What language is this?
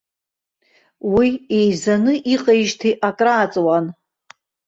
Abkhazian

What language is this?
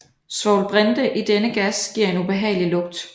Danish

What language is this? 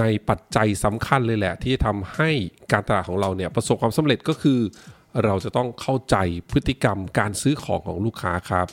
Thai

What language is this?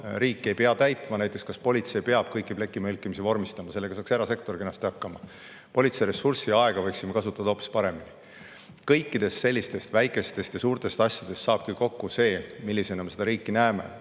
Estonian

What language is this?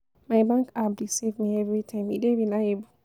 Nigerian Pidgin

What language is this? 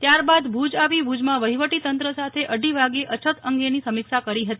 Gujarati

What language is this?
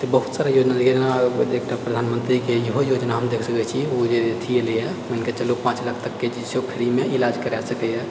Maithili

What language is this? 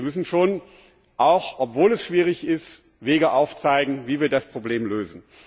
German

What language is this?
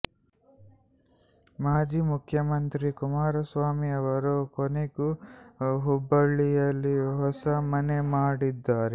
Kannada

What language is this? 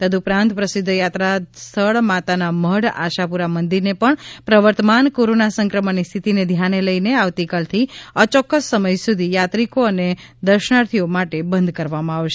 Gujarati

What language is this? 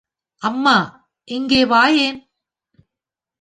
Tamil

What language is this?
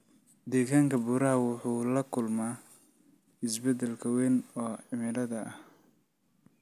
Somali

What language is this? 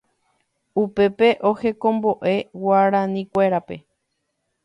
Guarani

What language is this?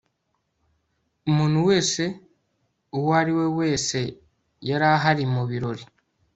Kinyarwanda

